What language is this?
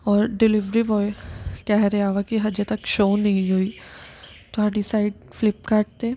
Punjabi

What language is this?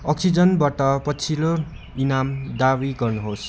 Nepali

